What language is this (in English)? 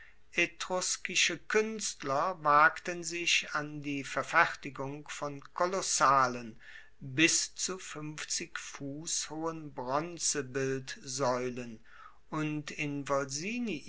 German